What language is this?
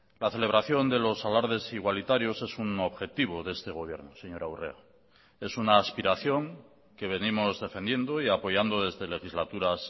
Spanish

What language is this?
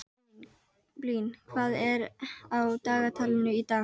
Icelandic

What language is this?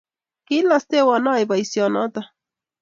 Kalenjin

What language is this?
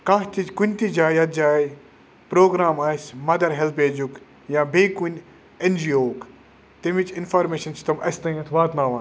Kashmiri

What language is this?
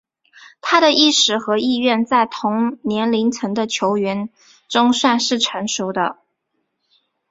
Chinese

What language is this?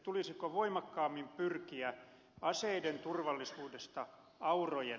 Finnish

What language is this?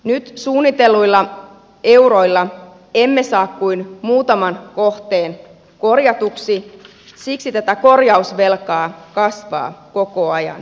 Finnish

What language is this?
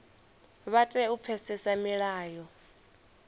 Venda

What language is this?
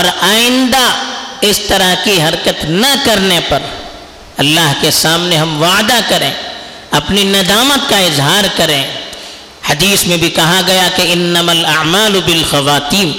Urdu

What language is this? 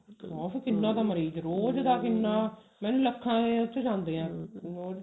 Punjabi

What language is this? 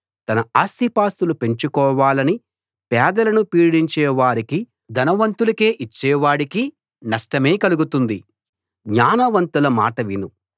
Telugu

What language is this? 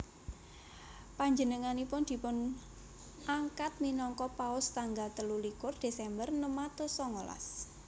Javanese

